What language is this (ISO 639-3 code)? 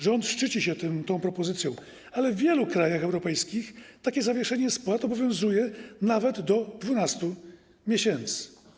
pol